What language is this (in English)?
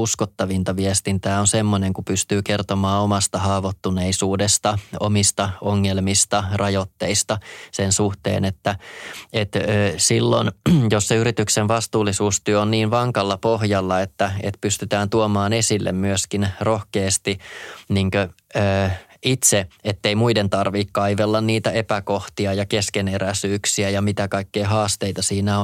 Finnish